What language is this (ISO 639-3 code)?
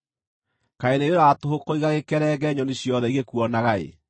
kik